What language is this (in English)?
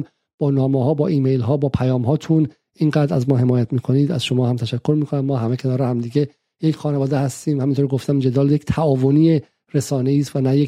Persian